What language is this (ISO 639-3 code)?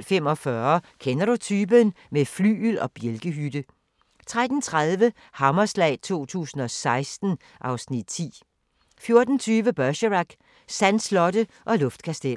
dan